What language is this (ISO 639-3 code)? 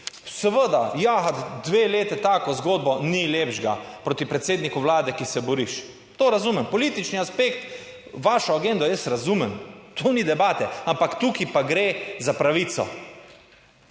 slv